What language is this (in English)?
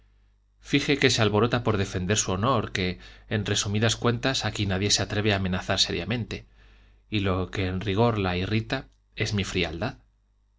Spanish